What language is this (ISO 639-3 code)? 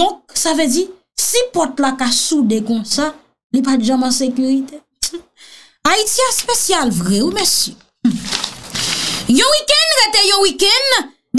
fra